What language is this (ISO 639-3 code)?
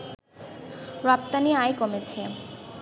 ben